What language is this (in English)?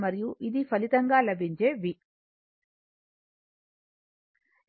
Telugu